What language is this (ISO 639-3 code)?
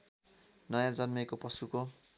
nep